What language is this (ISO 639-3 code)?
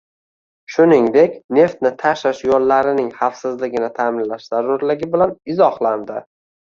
uzb